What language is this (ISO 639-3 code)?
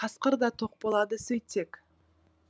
kaz